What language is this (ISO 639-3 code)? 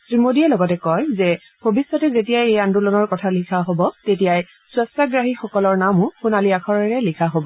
asm